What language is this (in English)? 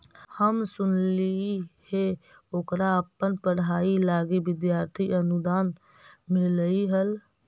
Magahi